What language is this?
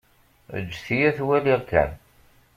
Kabyle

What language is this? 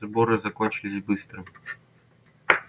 Russian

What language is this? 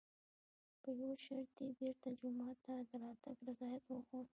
Pashto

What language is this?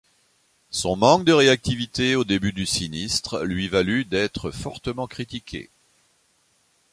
French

